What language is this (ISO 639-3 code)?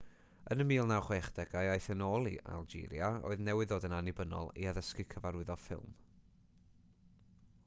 cym